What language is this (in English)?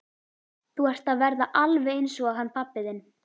Icelandic